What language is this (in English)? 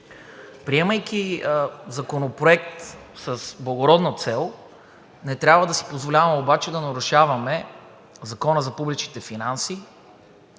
Bulgarian